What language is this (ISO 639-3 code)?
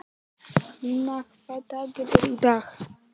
isl